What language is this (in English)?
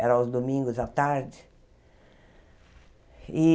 Portuguese